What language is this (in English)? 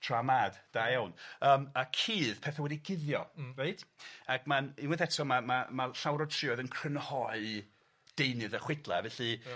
Welsh